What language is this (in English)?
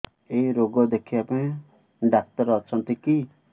Odia